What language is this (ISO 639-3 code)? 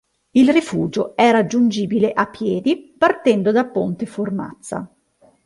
ita